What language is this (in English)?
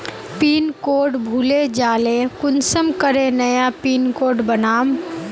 Magahi